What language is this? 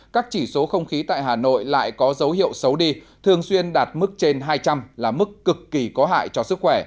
Vietnamese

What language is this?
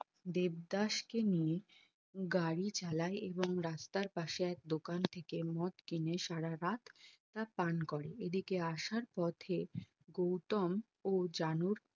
Bangla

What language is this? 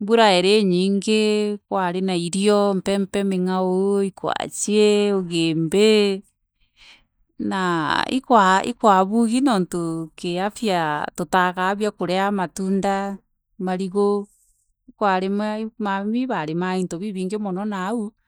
Meru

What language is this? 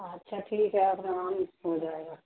Urdu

